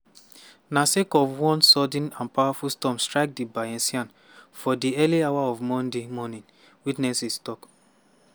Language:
Nigerian Pidgin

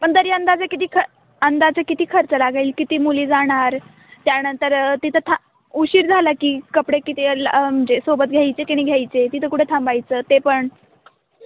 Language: Marathi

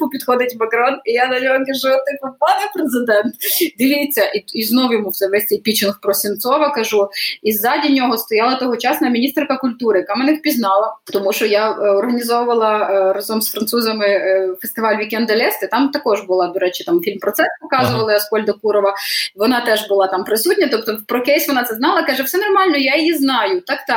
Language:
Ukrainian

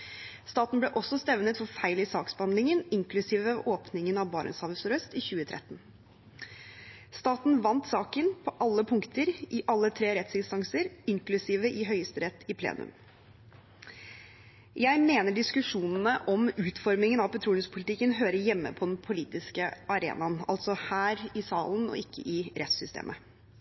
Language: Norwegian Bokmål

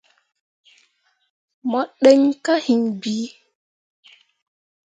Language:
Mundang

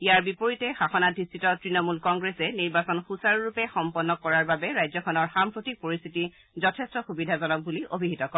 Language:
Assamese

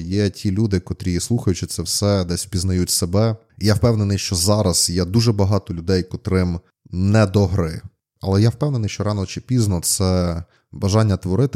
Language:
Ukrainian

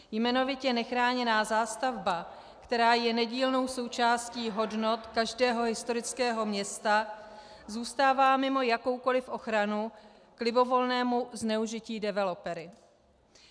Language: Czech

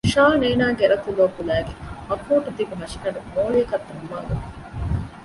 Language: Divehi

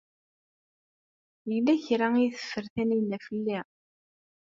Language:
Kabyle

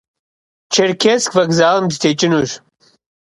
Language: Kabardian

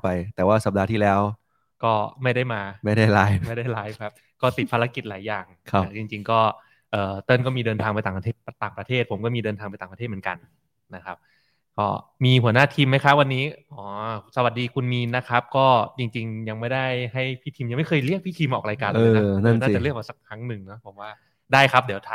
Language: Thai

